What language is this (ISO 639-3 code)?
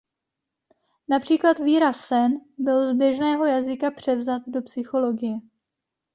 ces